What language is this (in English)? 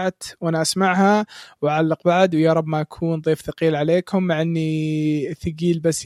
Arabic